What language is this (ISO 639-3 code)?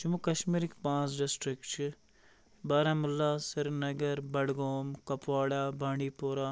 kas